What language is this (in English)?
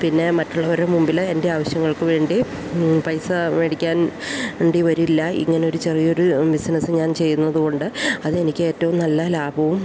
Malayalam